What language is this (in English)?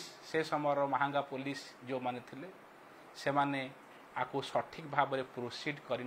Hindi